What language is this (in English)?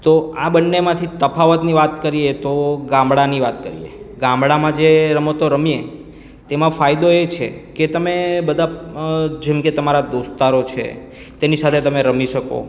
Gujarati